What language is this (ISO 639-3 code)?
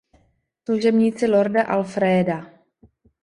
ces